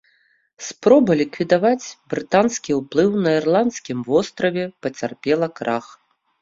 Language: Belarusian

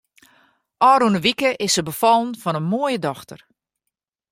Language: Western Frisian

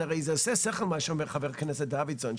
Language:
Hebrew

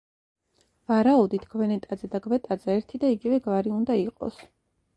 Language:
Georgian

